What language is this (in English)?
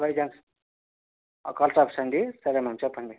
Telugu